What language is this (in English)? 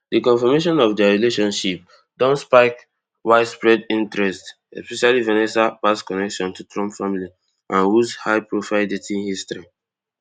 Nigerian Pidgin